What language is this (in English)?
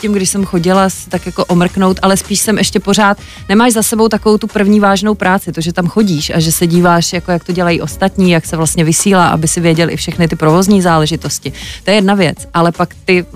Czech